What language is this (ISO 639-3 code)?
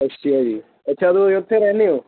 pan